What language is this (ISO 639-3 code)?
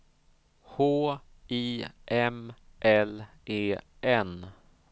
swe